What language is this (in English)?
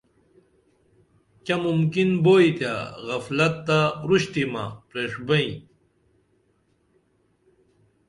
Dameli